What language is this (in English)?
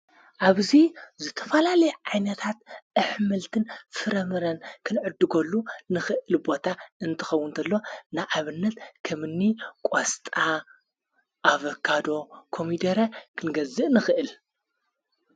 Tigrinya